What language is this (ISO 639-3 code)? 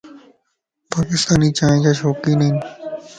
lss